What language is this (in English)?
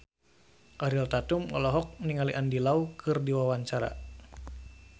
Sundanese